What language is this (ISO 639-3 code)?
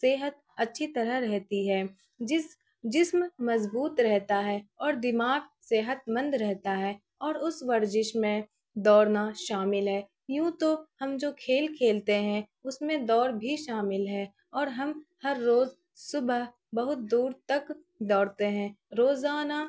urd